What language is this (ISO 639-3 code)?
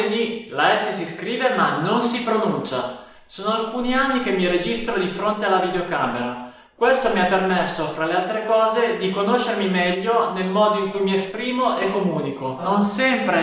ita